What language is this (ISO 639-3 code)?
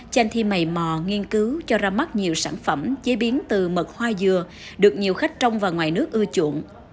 vie